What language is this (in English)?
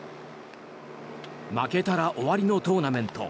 Japanese